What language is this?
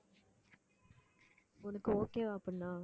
Tamil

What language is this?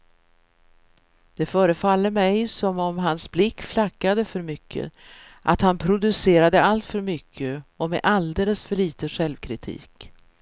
Swedish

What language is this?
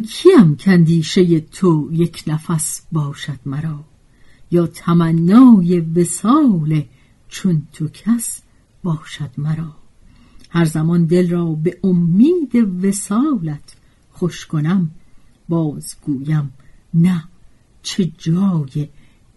Persian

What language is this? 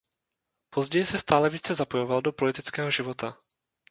Czech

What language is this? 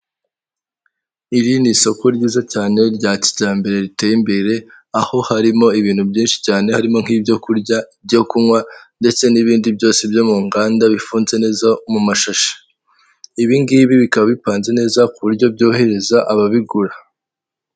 Kinyarwanda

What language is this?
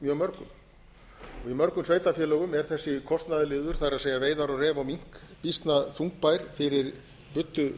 Icelandic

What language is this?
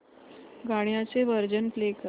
Marathi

